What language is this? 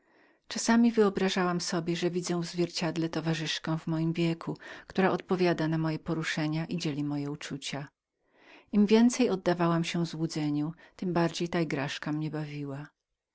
Polish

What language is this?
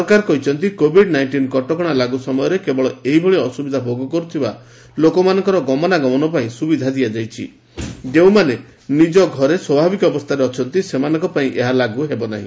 Odia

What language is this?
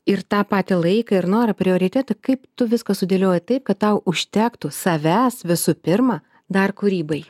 Lithuanian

